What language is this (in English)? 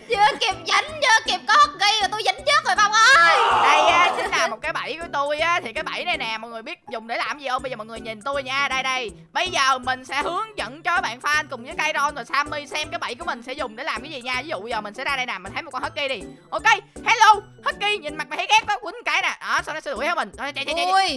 Vietnamese